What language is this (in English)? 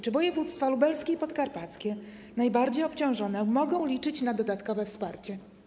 Polish